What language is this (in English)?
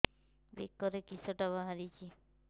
Odia